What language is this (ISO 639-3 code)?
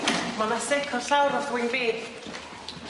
cym